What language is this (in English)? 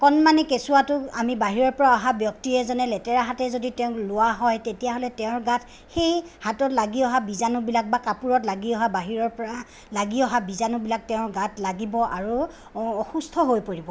Assamese